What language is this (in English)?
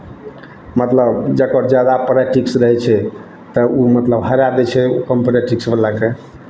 Maithili